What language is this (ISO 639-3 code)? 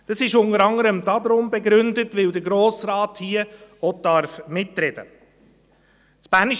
gsw